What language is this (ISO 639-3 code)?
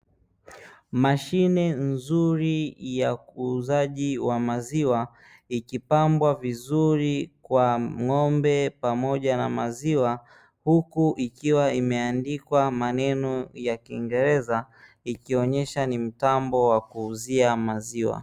swa